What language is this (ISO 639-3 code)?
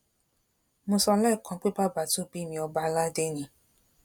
yor